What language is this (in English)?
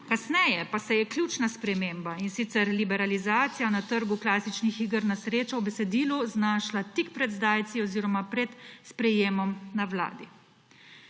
Slovenian